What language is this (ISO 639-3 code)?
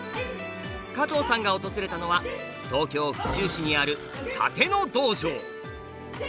jpn